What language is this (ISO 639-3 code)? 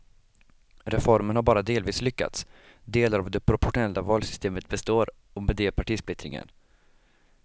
swe